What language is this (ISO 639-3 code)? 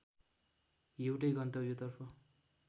nep